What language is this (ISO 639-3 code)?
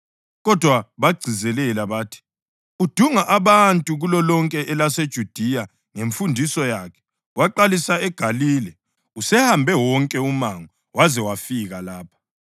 nde